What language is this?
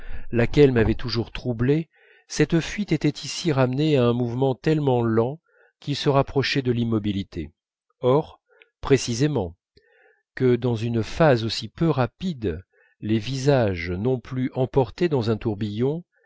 French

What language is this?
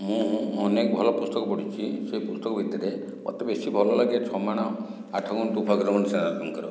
Odia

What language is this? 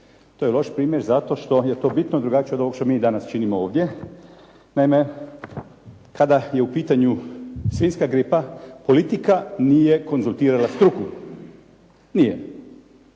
Croatian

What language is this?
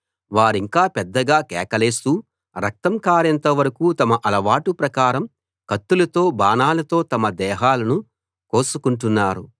Telugu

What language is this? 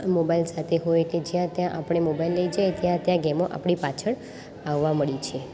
Gujarati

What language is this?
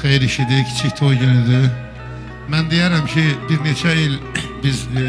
Turkish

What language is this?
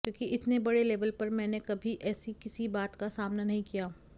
Hindi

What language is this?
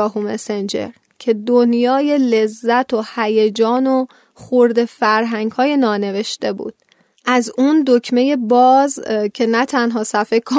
Persian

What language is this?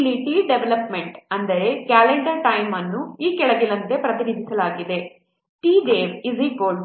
Kannada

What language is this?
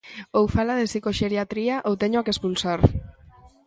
Galician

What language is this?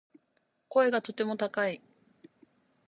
Japanese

